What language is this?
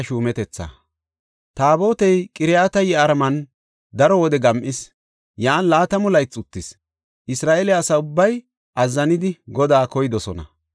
Gofa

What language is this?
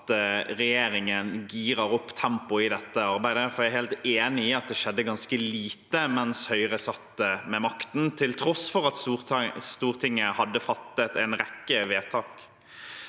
Norwegian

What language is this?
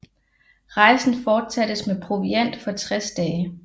Danish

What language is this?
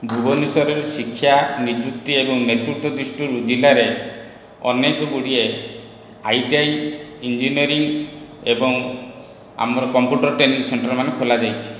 Odia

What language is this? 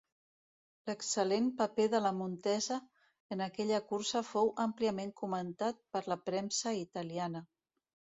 Catalan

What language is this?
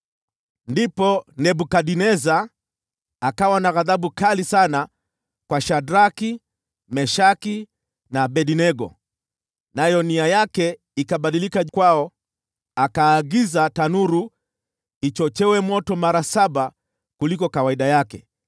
Swahili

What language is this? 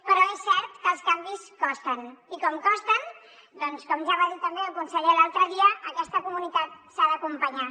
Catalan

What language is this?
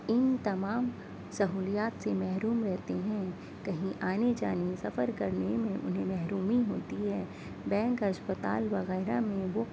Urdu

